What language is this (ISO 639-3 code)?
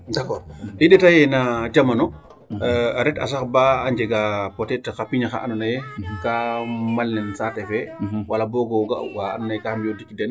srr